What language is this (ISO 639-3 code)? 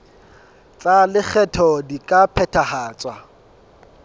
sot